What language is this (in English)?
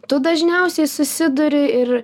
Lithuanian